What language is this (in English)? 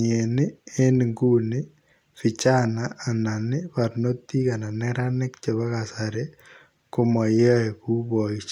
Kalenjin